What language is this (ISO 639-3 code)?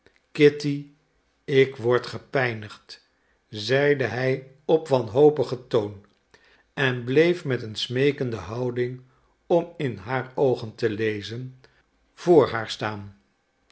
nld